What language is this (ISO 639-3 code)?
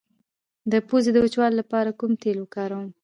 pus